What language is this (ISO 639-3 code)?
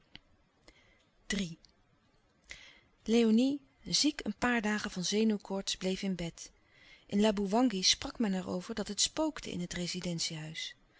nld